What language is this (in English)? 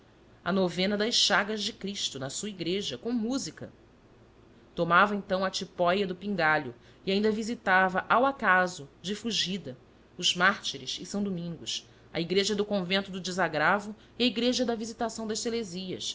Portuguese